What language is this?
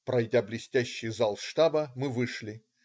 Russian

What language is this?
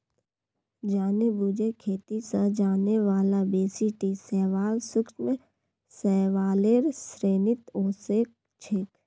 Magahi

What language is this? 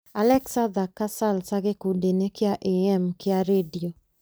Kikuyu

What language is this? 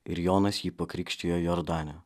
Lithuanian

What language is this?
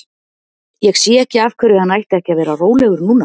Icelandic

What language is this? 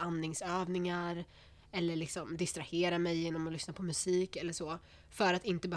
Swedish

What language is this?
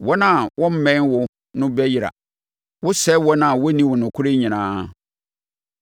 Akan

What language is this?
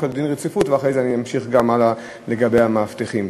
Hebrew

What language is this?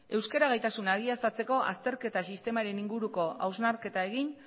Basque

